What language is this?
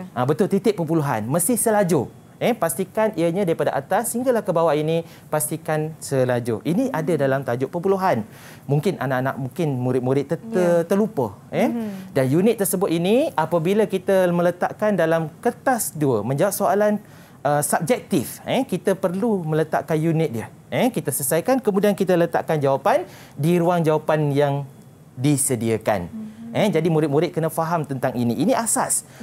Malay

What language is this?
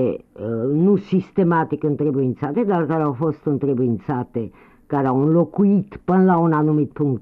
Romanian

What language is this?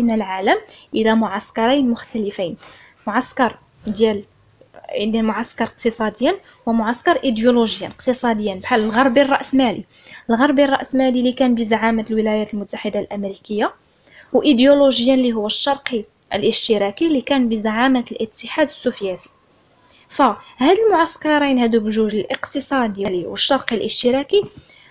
Arabic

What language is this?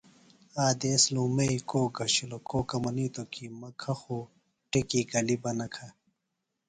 Phalura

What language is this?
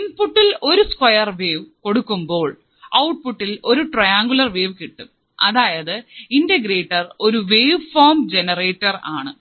Malayalam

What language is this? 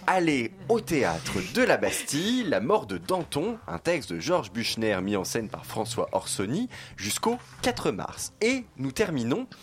French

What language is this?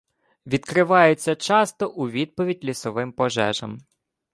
Ukrainian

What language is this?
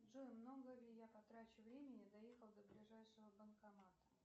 Russian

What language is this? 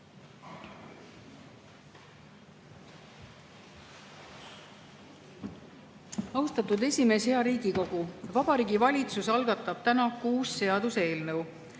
Estonian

